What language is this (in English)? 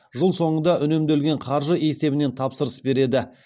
Kazakh